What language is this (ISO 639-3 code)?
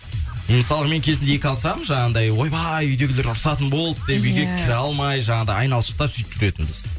kaz